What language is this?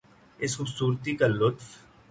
Urdu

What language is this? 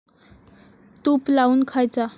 Marathi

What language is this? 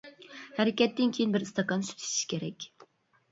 Uyghur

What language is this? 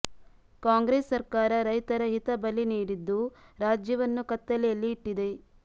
Kannada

